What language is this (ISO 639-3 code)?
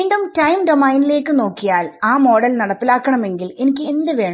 mal